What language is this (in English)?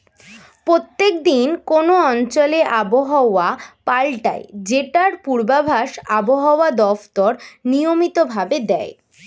Bangla